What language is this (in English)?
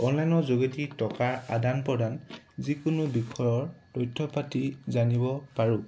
Assamese